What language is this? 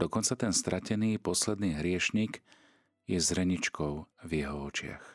Slovak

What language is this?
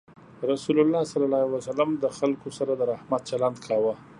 Pashto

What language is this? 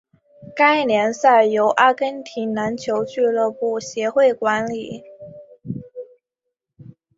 Chinese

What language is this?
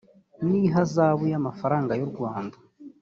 Kinyarwanda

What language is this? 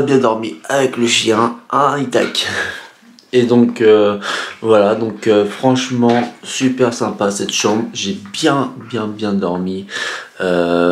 French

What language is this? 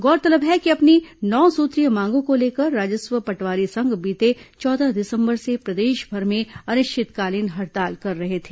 Hindi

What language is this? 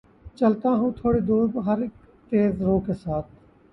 Urdu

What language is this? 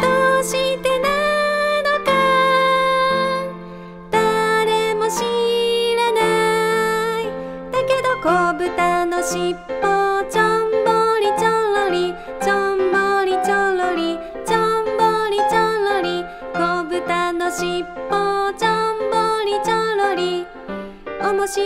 Japanese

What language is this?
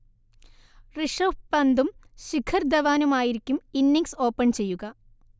Malayalam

